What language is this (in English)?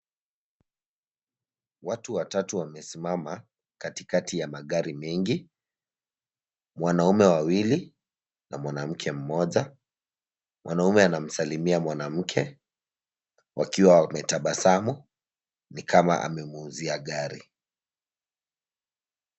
Swahili